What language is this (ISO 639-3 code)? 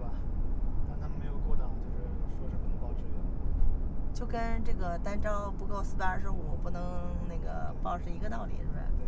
zho